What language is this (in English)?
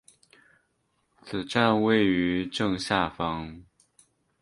Chinese